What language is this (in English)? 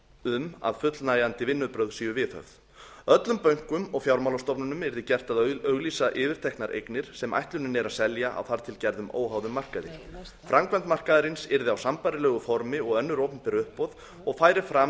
Icelandic